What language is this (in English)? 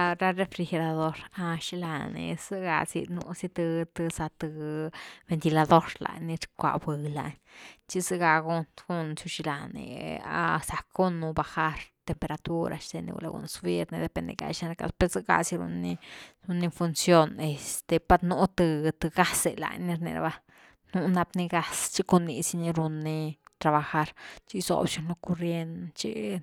Güilá Zapotec